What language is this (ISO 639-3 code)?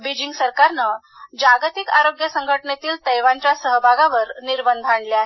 mar